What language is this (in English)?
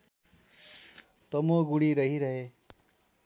Nepali